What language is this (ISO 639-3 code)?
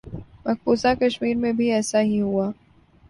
urd